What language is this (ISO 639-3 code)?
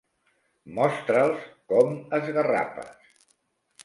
cat